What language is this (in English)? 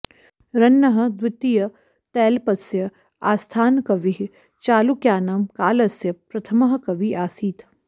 Sanskrit